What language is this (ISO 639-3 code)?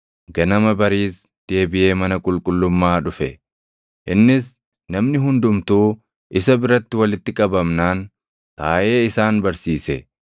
orm